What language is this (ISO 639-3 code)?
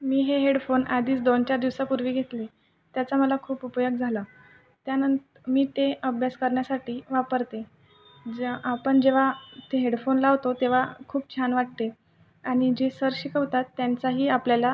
mar